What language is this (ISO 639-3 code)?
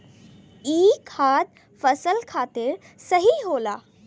bho